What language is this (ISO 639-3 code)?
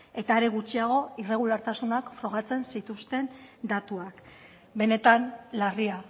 eus